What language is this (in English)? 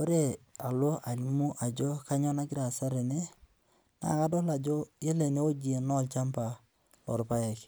Masai